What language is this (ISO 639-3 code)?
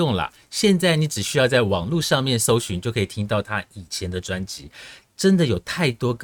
zho